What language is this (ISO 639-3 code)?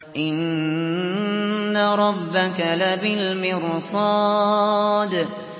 ara